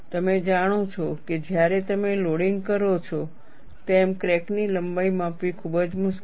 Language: Gujarati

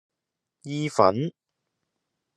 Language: Cantonese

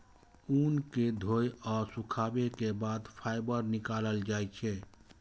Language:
Maithili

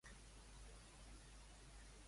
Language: Catalan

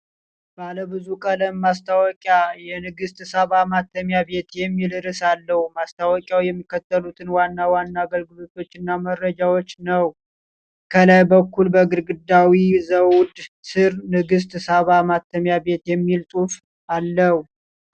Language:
Amharic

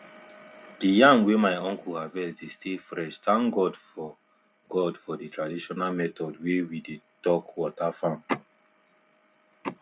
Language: Nigerian Pidgin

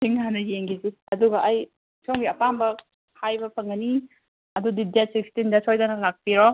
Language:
Manipuri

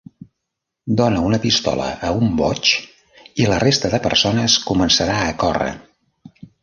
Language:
Catalan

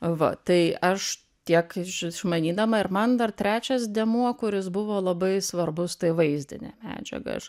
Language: Lithuanian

